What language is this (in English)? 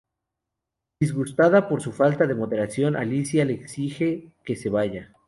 Spanish